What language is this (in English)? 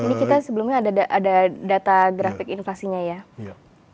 Indonesian